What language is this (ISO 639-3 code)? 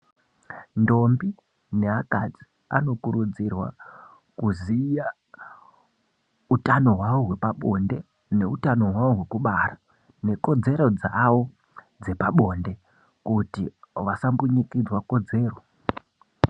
ndc